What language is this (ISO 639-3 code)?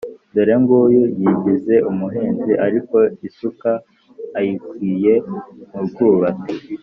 kin